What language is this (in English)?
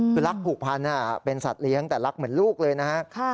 Thai